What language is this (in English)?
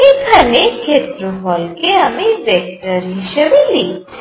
Bangla